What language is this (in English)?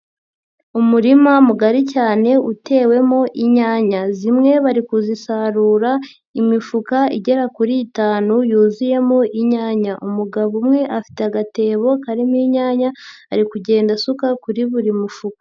Kinyarwanda